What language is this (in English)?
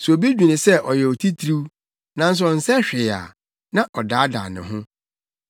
Akan